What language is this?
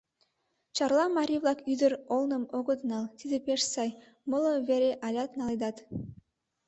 Mari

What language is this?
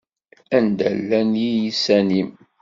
Kabyle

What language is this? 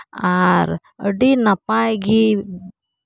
Santali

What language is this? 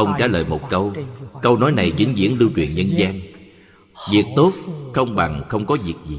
Vietnamese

